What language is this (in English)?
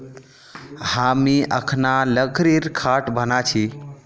Magahi